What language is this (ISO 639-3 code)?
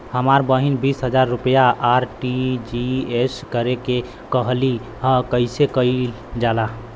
bho